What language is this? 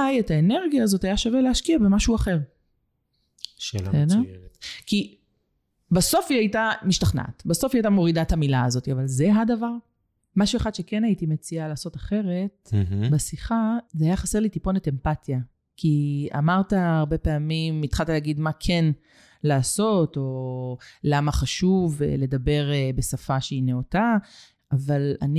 Hebrew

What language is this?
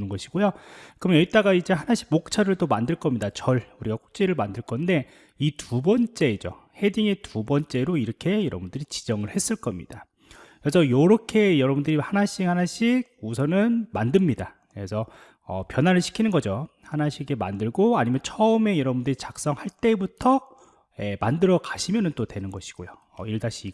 Korean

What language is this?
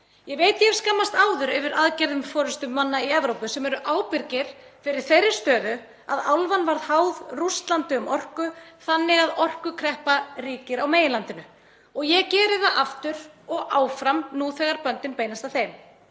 Icelandic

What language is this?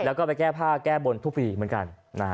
Thai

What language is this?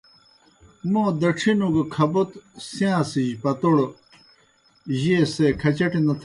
Kohistani Shina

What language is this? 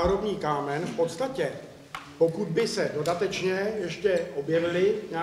Czech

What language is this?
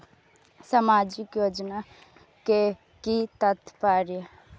Maithili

